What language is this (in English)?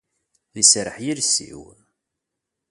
Kabyle